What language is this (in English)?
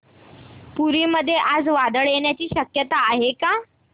Marathi